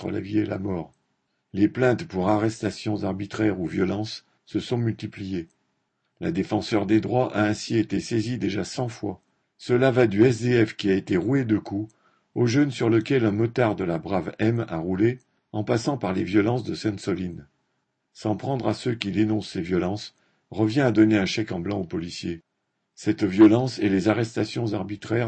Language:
French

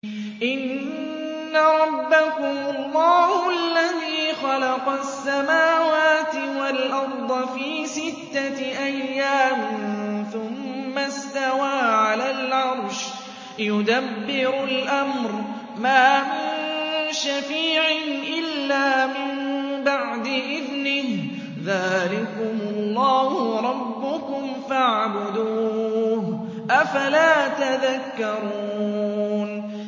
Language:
Arabic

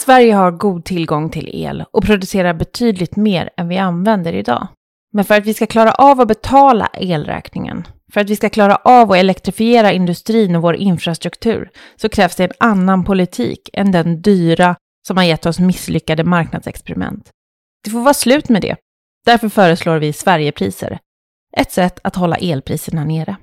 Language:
Swedish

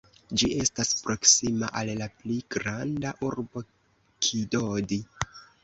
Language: Esperanto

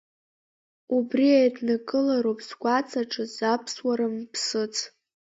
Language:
Abkhazian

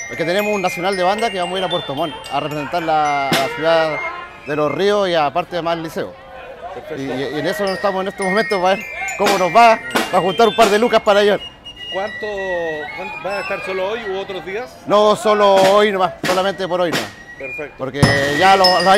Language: Spanish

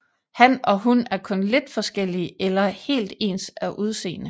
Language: Danish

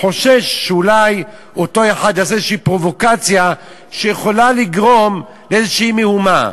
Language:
Hebrew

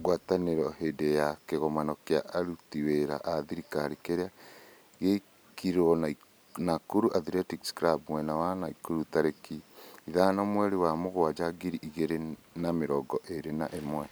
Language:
Kikuyu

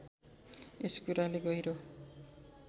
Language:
Nepali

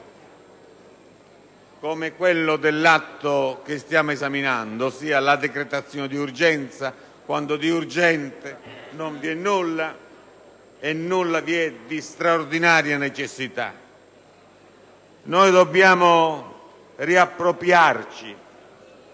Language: Italian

